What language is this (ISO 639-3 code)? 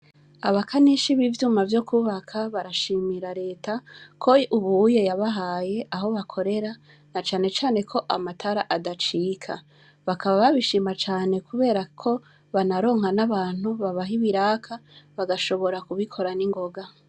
run